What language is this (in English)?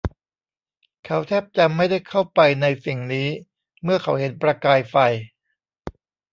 Thai